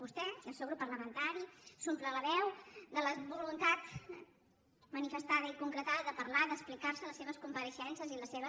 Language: Catalan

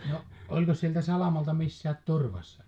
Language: Finnish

